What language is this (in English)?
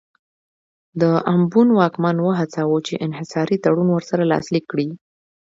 Pashto